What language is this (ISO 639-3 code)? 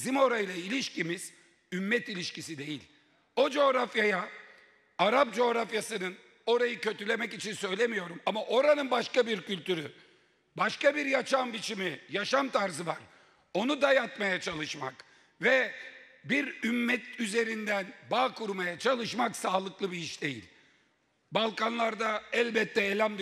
tur